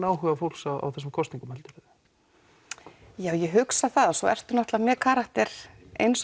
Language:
Icelandic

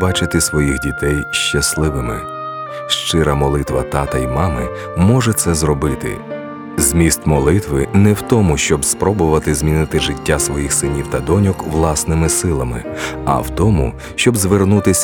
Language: Ukrainian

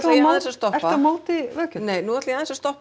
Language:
Icelandic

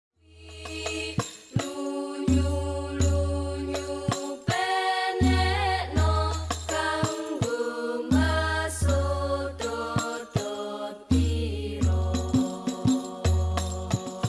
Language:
Indonesian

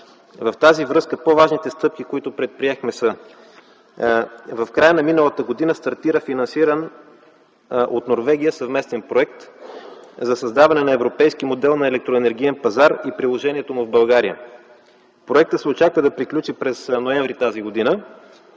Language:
Bulgarian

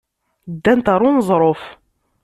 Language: Kabyle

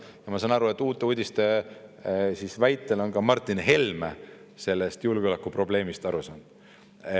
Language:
Estonian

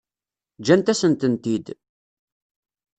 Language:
Kabyle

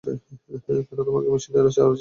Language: Bangla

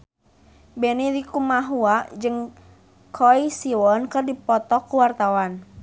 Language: Sundanese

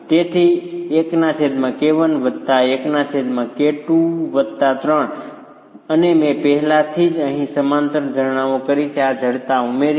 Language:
Gujarati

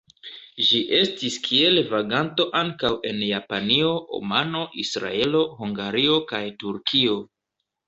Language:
Esperanto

